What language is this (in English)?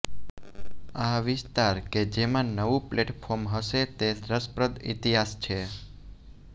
Gujarati